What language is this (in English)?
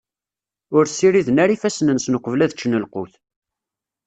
Kabyle